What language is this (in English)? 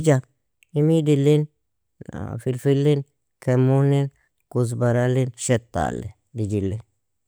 Nobiin